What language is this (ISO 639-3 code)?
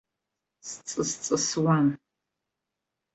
abk